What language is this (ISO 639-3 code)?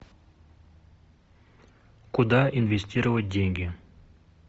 rus